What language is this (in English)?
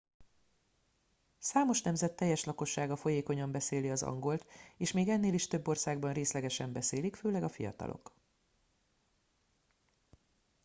Hungarian